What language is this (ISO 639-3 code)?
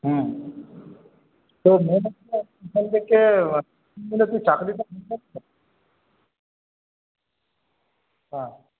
ben